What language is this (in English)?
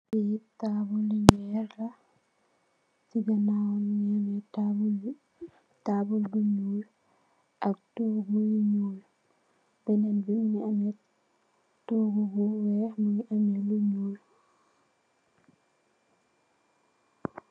Wolof